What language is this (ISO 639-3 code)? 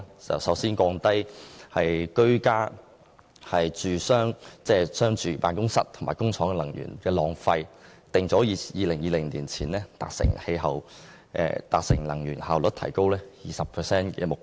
yue